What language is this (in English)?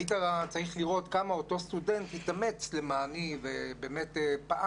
Hebrew